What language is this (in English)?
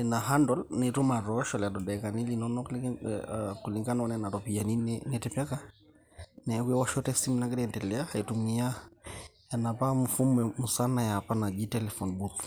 Masai